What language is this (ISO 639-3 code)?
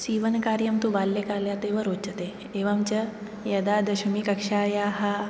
san